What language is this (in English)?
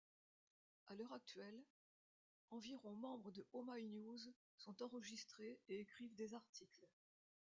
French